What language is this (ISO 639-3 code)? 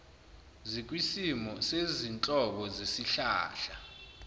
zul